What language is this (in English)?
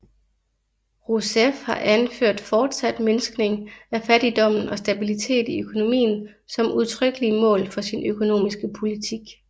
Danish